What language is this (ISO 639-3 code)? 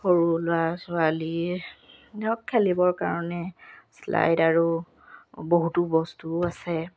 asm